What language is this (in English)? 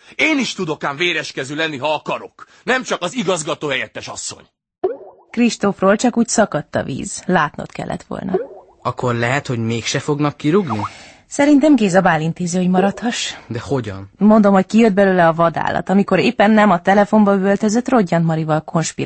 Hungarian